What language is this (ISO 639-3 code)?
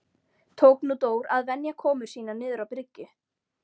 isl